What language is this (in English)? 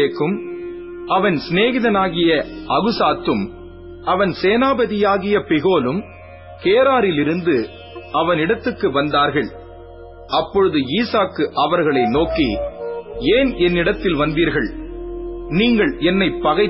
Tamil